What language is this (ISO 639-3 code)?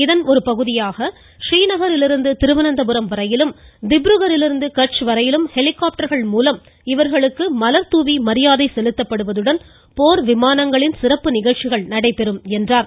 tam